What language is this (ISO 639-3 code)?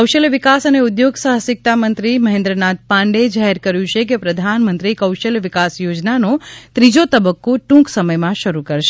guj